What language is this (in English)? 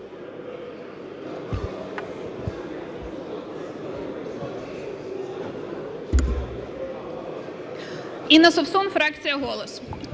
Ukrainian